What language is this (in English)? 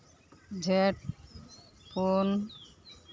Santali